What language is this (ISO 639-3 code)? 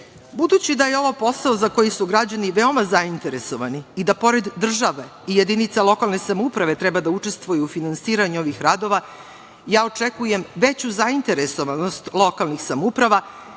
srp